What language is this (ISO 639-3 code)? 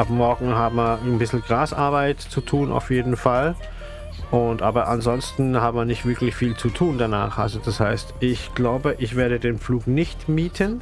deu